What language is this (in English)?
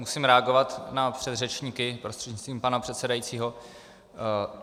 Czech